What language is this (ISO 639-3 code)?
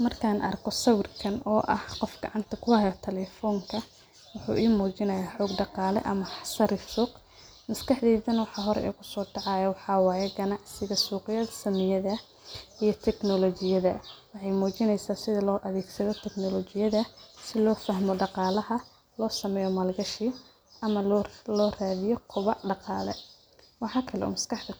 som